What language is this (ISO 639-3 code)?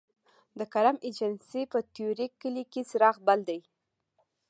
pus